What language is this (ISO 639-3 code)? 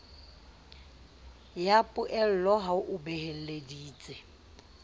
sot